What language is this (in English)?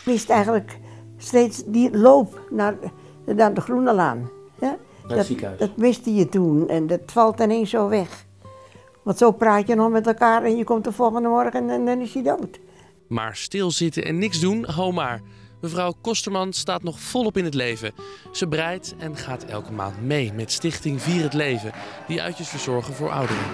Dutch